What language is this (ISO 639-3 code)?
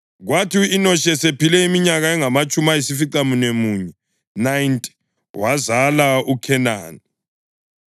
nde